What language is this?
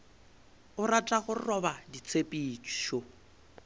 Northern Sotho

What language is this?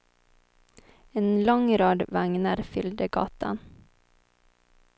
Swedish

